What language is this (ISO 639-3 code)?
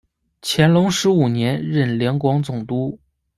zho